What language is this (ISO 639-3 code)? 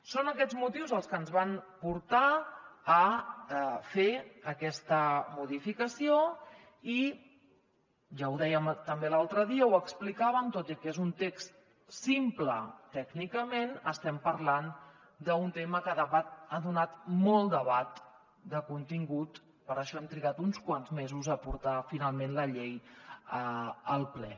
cat